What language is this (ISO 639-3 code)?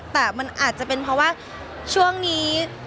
tha